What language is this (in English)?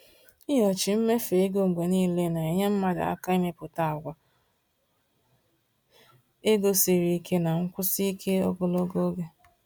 Igbo